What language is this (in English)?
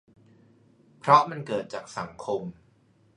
Thai